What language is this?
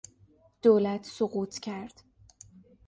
Persian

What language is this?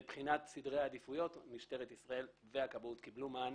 Hebrew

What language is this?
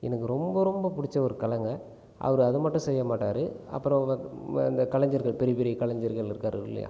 Tamil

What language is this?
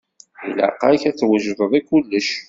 Kabyle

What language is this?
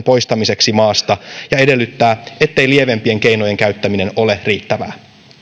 Finnish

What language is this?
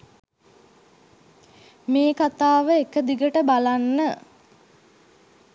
Sinhala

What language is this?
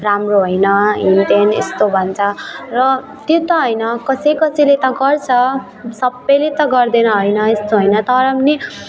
Nepali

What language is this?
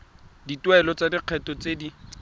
Tswana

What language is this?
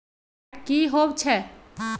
Magahi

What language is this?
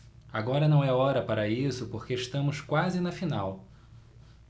Portuguese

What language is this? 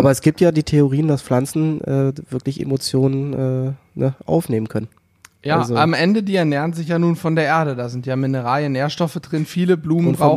German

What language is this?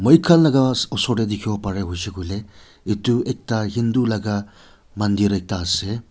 Naga Pidgin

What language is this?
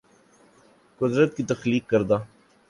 Urdu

